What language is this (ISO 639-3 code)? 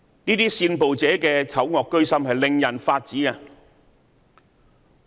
yue